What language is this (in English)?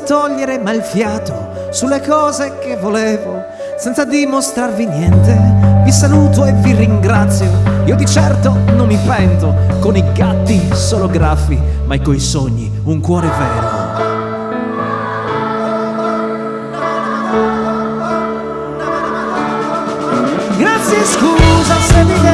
Italian